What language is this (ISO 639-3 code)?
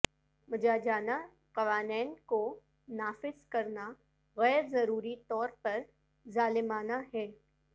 urd